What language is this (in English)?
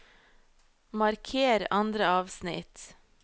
Norwegian